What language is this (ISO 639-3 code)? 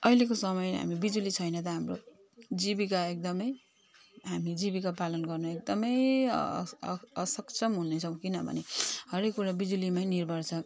nep